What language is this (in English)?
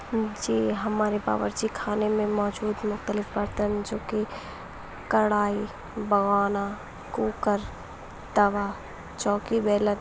Urdu